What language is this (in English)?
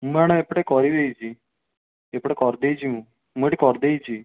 Odia